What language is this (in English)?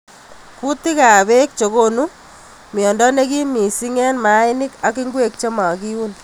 Kalenjin